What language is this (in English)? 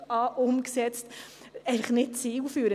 Swiss German